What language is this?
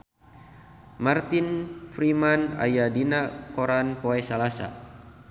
Sundanese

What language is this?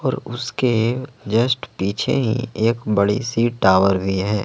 Hindi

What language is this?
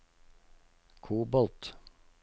Norwegian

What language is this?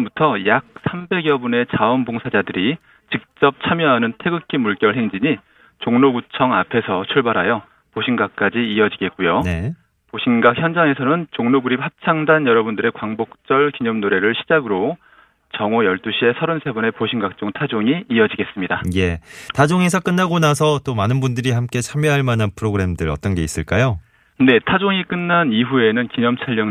Korean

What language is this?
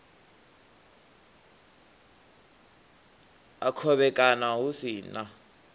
Venda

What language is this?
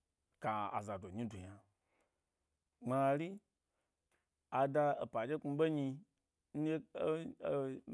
Gbari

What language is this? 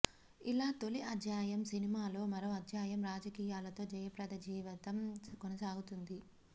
Telugu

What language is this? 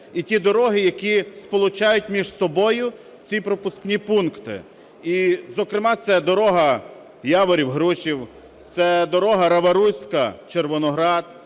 Ukrainian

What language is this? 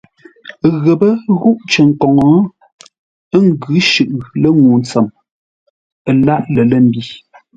Ngombale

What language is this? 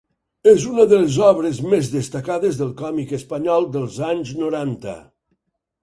Catalan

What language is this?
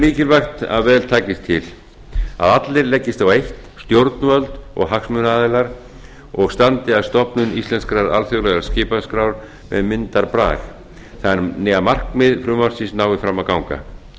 Icelandic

